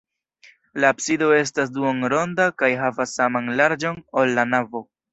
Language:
Esperanto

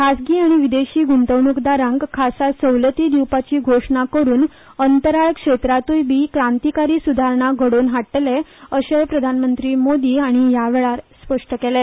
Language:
Konkani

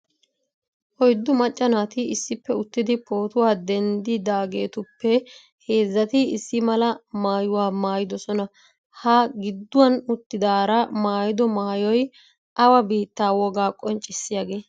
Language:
Wolaytta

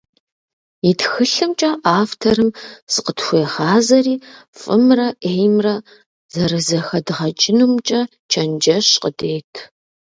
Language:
Kabardian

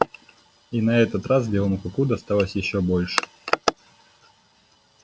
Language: Russian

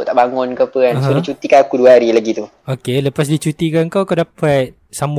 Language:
Malay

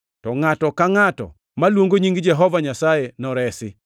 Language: Luo (Kenya and Tanzania)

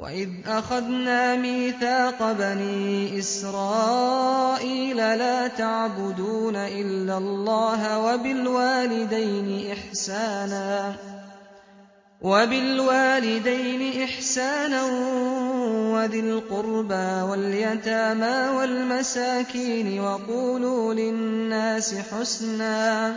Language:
Arabic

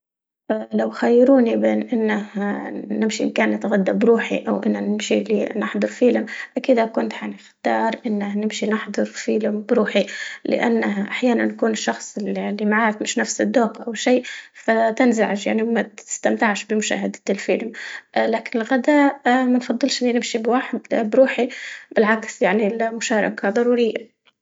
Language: Libyan Arabic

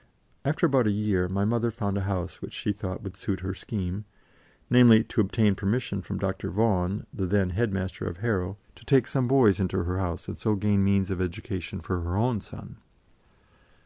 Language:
English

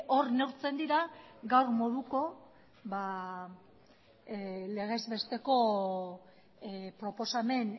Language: Basque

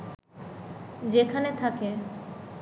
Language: Bangla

